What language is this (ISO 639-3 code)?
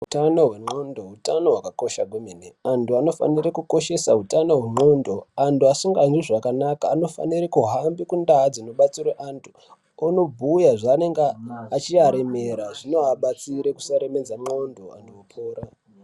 ndc